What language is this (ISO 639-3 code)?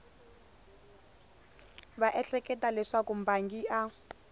tso